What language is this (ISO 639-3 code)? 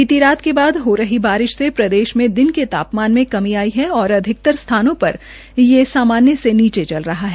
hin